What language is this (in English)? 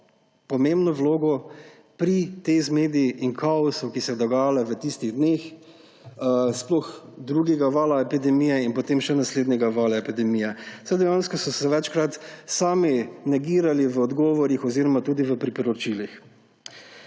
Slovenian